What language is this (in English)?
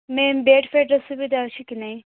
Odia